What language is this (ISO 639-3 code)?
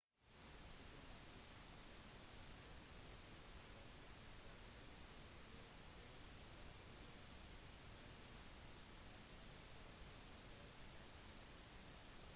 nob